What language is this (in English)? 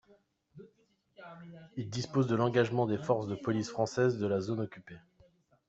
French